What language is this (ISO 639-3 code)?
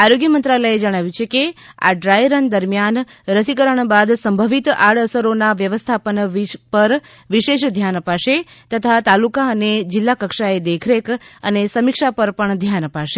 guj